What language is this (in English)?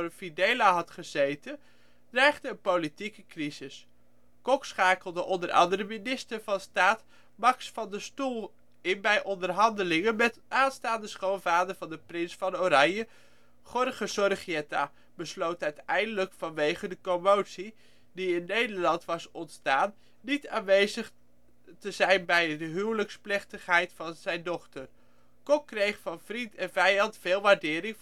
Dutch